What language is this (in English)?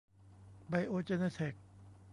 Thai